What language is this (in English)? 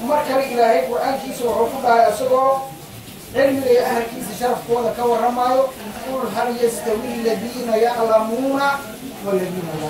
Arabic